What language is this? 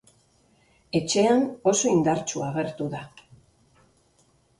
Basque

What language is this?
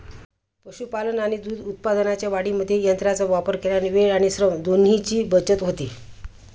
Marathi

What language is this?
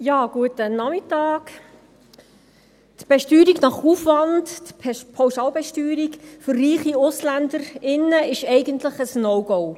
Swiss German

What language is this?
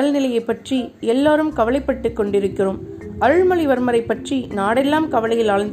Tamil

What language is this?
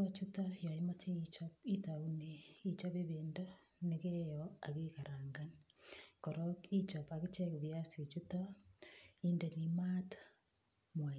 Kalenjin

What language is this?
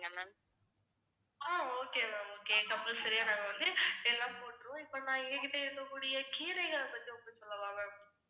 Tamil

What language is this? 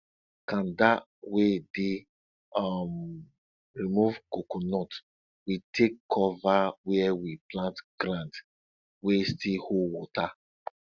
Nigerian Pidgin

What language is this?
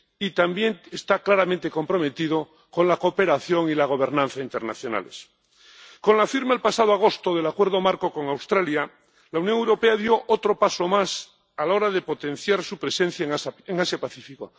Spanish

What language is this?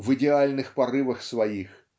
Russian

